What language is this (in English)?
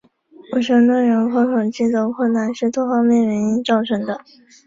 Chinese